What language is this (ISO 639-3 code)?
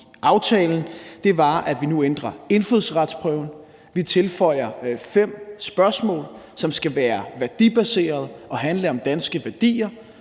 dan